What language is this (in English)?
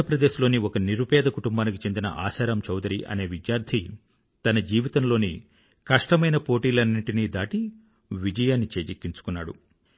Telugu